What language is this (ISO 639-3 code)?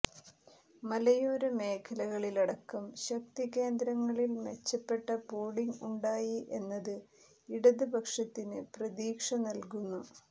mal